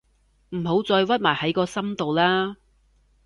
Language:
Cantonese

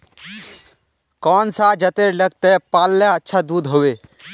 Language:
Magahi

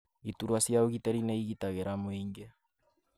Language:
Kikuyu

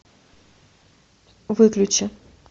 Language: Russian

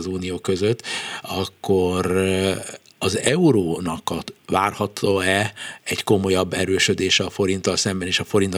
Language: Hungarian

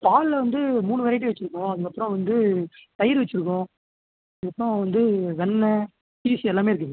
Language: Tamil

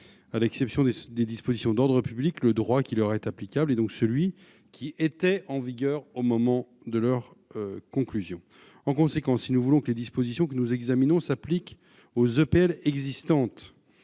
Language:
French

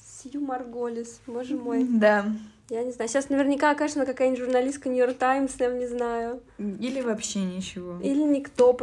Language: Russian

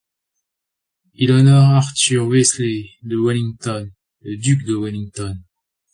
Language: French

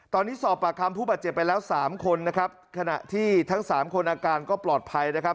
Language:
Thai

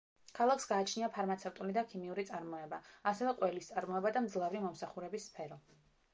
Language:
Georgian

